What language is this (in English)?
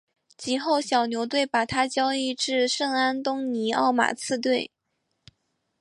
Chinese